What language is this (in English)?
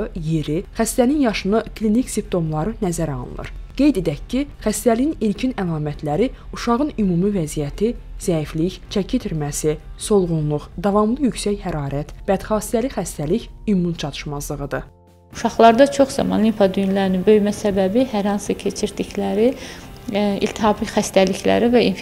Turkish